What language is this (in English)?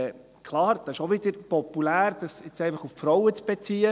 Swiss German